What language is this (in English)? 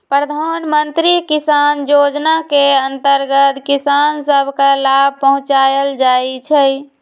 Magahi